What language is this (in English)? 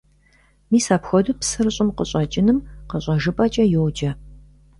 Kabardian